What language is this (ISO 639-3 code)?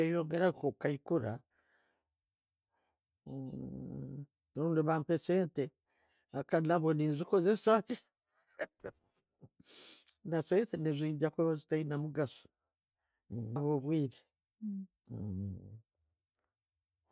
ttj